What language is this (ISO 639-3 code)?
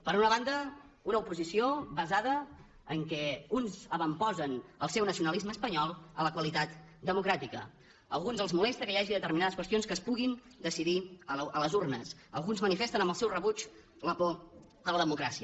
cat